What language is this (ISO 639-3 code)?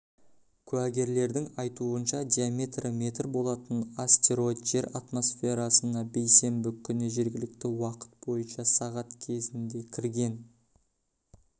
kaz